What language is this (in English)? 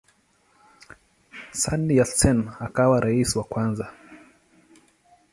Swahili